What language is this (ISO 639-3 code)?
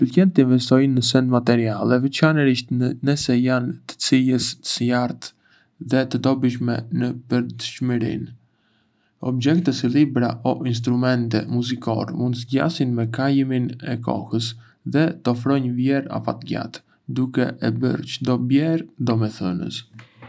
aae